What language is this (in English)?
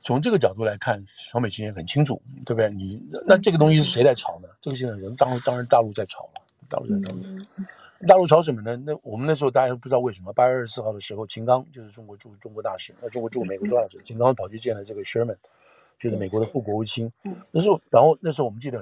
Chinese